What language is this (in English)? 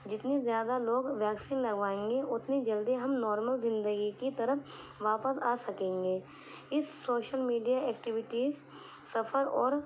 Urdu